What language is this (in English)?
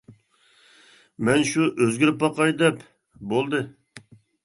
Uyghur